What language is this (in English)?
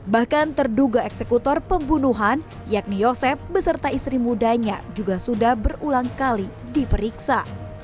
Indonesian